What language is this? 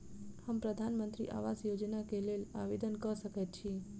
Maithili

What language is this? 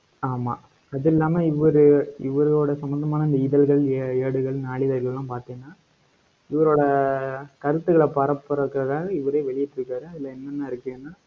Tamil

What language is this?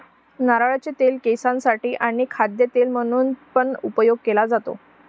Marathi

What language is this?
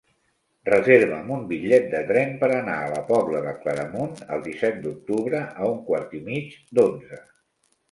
Catalan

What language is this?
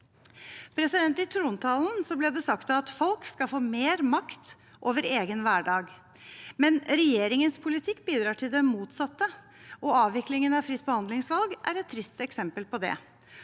Norwegian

